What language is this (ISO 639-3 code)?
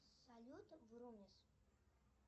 rus